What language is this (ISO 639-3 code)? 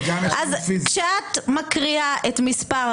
heb